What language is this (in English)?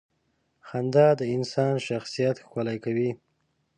Pashto